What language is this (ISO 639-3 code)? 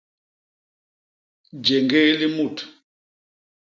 bas